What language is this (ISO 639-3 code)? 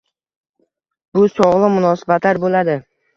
uzb